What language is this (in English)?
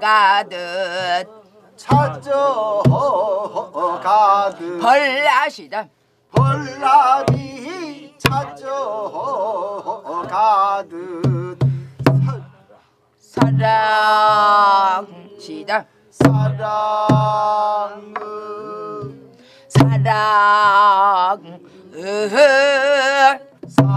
Korean